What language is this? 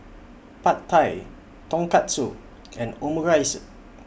English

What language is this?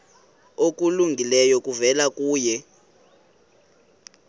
Xhosa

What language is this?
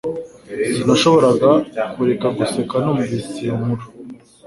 Kinyarwanda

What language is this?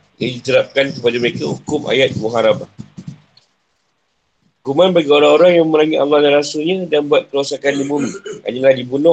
Malay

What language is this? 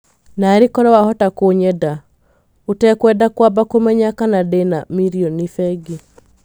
Kikuyu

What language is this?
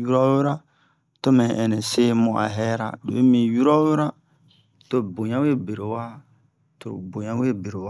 Bomu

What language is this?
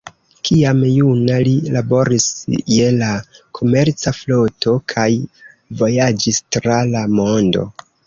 Esperanto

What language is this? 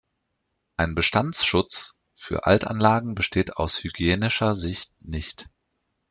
German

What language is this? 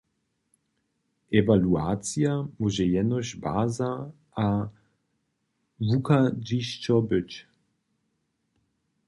Upper Sorbian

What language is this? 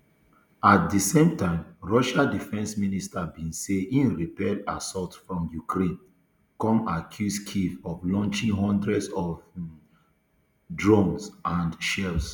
Nigerian Pidgin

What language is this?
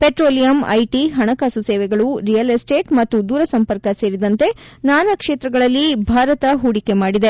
Kannada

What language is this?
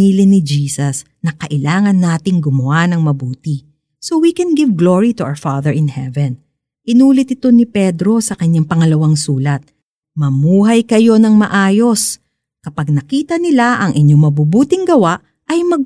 Filipino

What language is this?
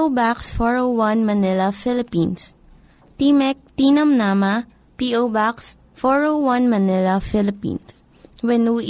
Filipino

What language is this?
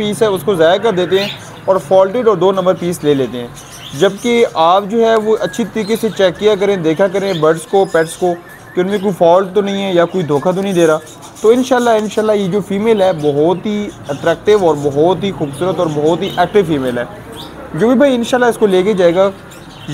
Hindi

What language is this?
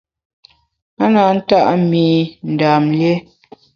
Bamun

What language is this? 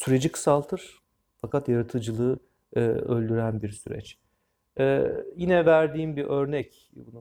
Turkish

